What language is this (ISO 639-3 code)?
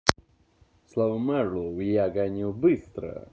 rus